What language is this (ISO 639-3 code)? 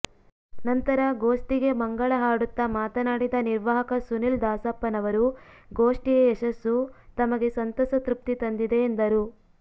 kan